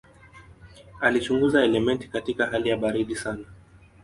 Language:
Swahili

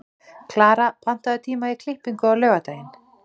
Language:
Icelandic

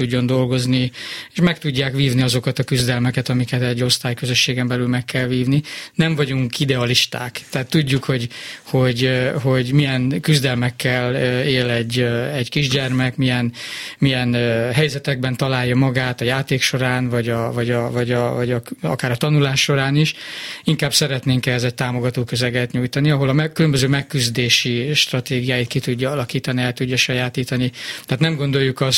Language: Hungarian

